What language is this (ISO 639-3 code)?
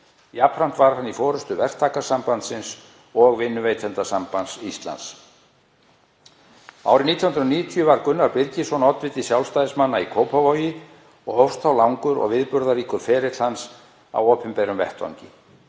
isl